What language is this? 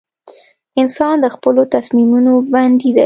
Pashto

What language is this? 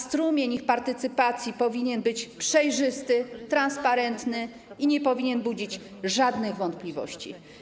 Polish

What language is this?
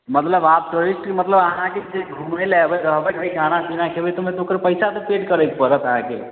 Maithili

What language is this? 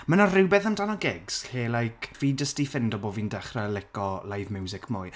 Welsh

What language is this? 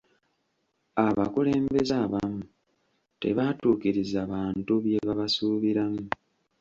Ganda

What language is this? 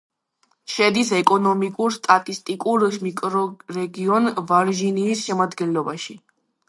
Georgian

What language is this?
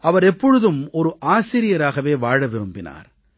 Tamil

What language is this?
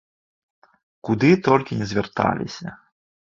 Belarusian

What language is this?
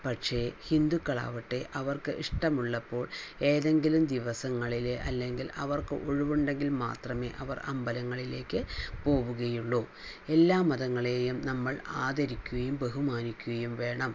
Malayalam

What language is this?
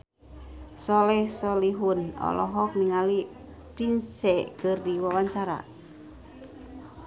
Sundanese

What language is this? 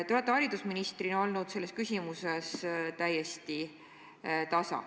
Estonian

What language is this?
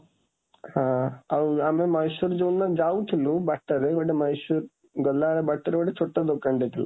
Odia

